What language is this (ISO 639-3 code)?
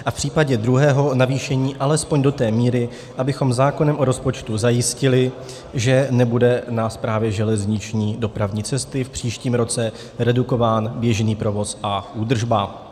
ces